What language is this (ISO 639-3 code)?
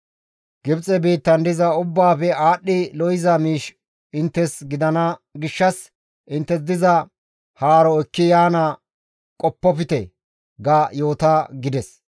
gmv